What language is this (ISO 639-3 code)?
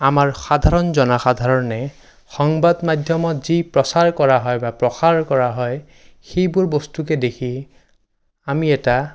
asm